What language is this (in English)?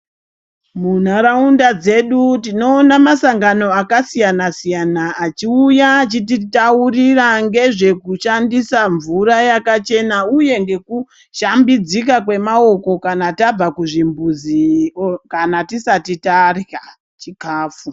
Ndau